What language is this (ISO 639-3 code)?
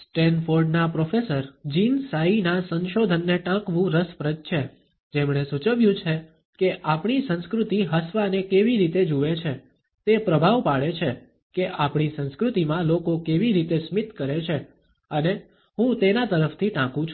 guj